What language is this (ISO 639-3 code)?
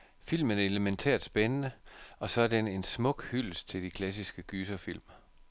dan